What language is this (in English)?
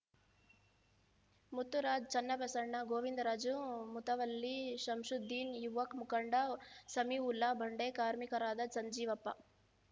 Kannada